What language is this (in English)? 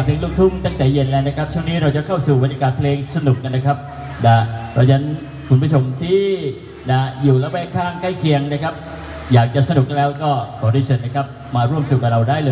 Thai